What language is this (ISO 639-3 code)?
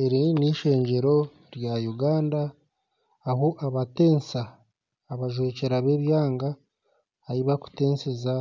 nyn